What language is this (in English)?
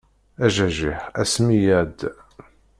Kabyle